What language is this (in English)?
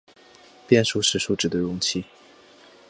Chinese